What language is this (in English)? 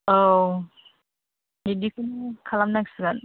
Bodo